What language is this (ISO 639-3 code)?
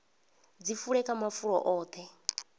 ven